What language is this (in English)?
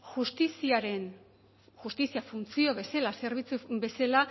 Basque